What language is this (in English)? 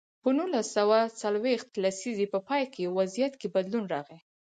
Pashto